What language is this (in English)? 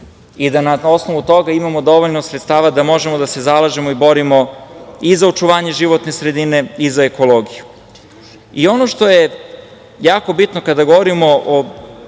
Serbian